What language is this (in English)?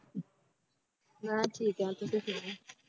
Punjabi